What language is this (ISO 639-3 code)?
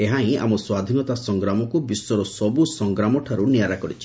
ori